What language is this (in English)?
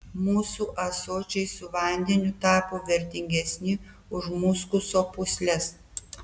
Lithuanian